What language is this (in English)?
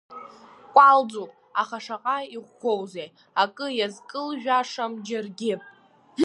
Abkhazian